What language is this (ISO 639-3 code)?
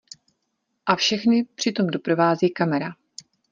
ces